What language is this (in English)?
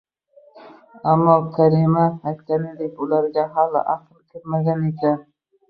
Uzbek